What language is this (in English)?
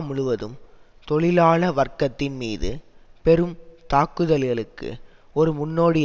Tamil